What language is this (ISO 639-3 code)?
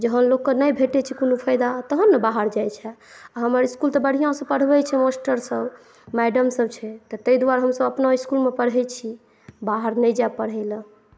mai